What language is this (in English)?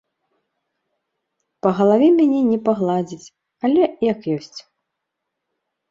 Belarusian